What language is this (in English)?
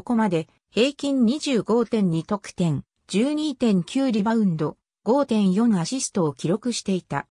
Japanese